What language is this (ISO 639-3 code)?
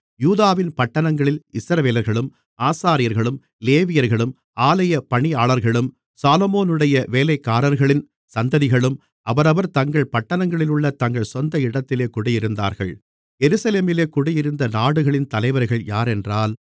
tam